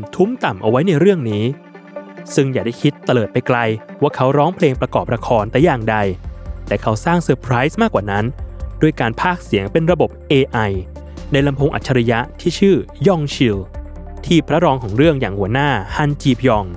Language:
Thai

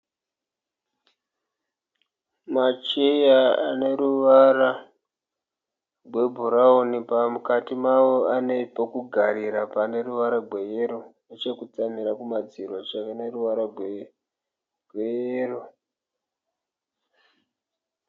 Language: Shona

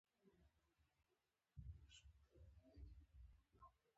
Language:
Pashto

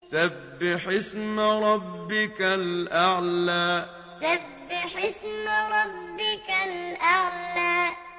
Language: Arabic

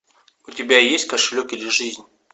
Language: Russian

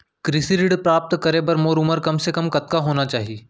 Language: Chhattisgarhi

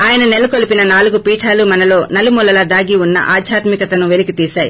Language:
Telugu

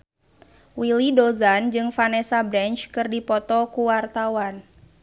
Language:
Sundanese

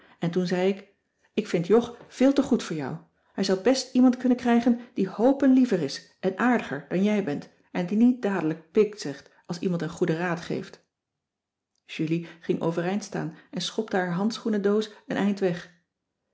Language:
Dutch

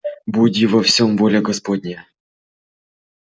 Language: Russian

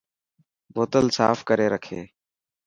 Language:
Dhatki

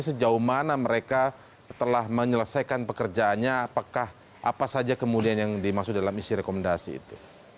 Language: Indonesian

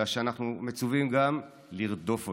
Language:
Hebrew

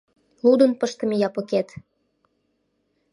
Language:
Mari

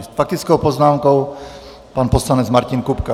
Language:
Czech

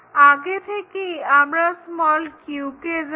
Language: Bangla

